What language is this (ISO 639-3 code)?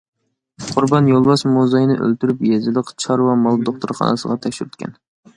uig